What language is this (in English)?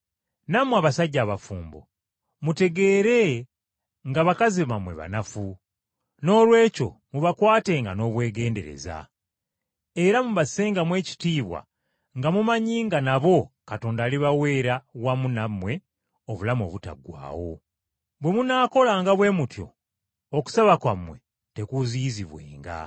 Ganda